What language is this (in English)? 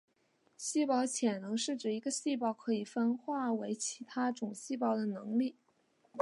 Chinese